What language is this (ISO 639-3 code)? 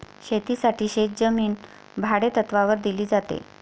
mar